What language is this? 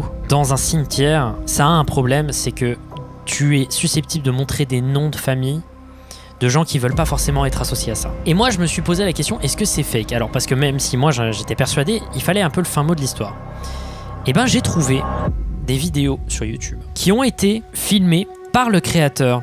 French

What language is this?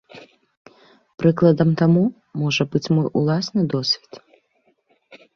Belarusian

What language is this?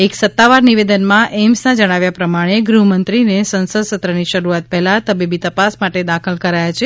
Gujarati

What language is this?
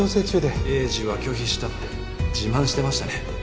Japanese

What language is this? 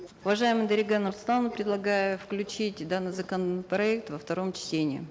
Kazakh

